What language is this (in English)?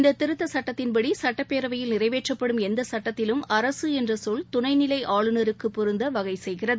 Tamil